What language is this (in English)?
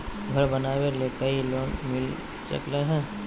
Magahi